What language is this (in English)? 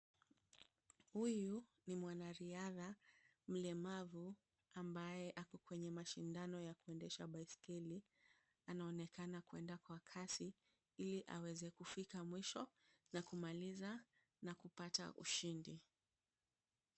Swahili